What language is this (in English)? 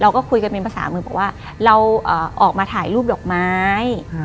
Thai